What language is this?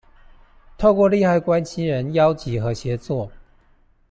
Chinese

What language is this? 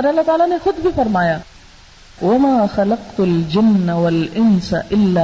Urdu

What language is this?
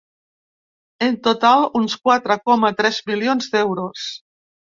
Catalan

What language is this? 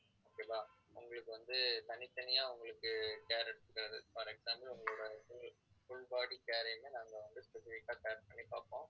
Tamil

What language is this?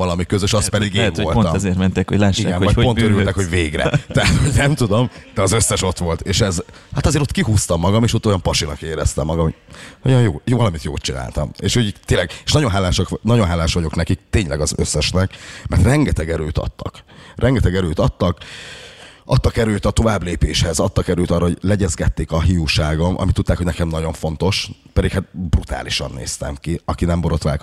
Hungarian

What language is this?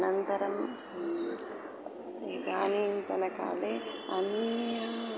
Sanskrit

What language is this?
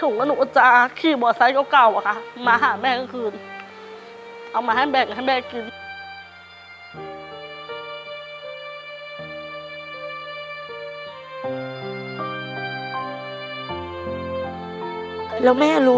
Thai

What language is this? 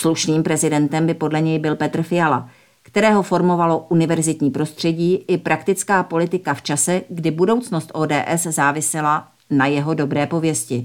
Czech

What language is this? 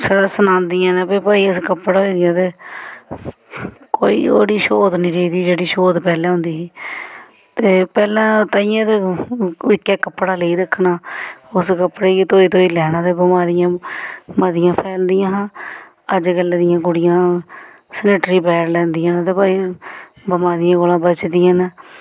Dogri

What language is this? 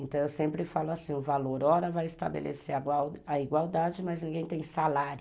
Portuguese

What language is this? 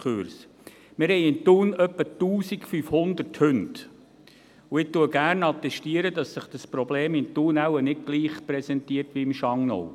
Swiss German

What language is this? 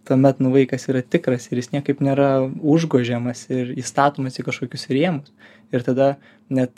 Lithuanian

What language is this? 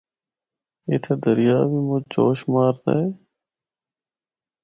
Northern Hindko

